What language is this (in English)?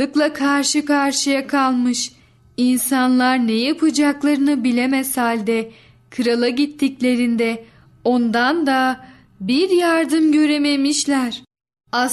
Turkish